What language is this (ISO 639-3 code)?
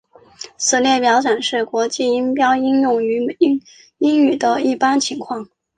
zho